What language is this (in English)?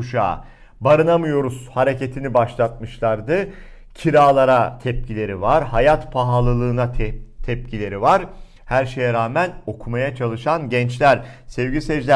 Turkish